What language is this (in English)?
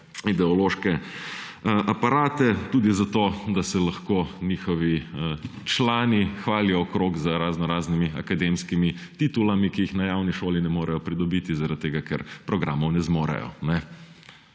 Slovenian